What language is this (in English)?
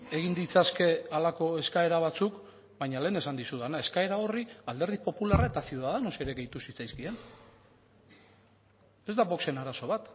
Basque